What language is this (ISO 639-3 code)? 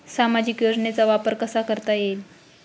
mar